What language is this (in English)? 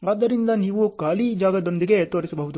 Kannada